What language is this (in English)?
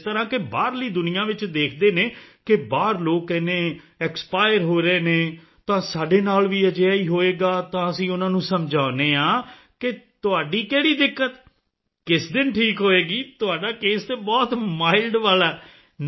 Punjabi